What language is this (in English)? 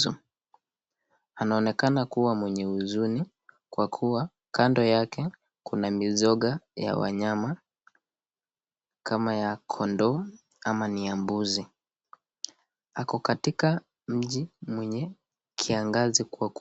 Swahili